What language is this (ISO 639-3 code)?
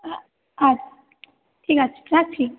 ben